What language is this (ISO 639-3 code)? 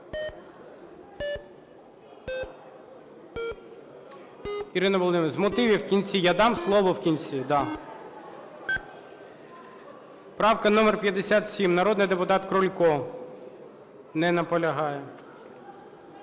ukr